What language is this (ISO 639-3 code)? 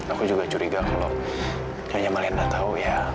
ind